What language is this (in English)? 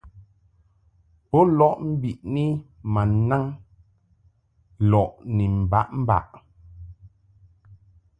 Mungaka